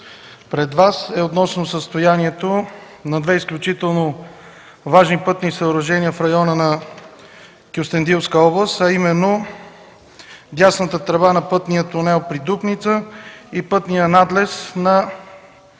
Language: Bulgarian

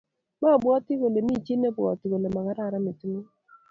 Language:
Kalenjin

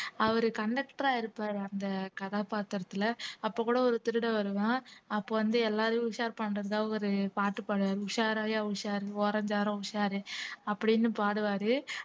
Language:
Tamil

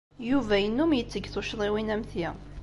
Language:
Kabyle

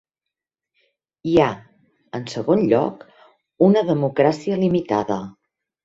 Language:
Catalan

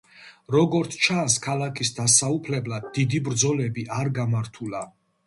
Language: Georgian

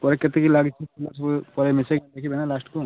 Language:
Odia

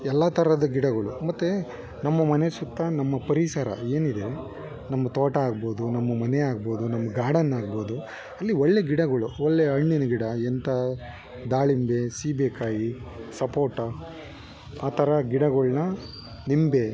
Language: Kannada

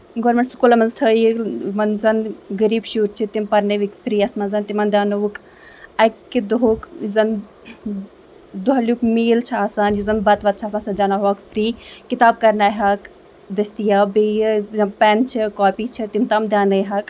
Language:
Kashmiri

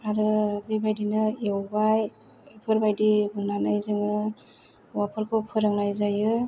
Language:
Bodo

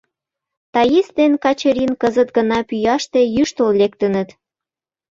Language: Mari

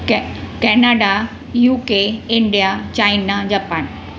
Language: Sindhi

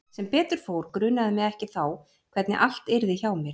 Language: Icelandic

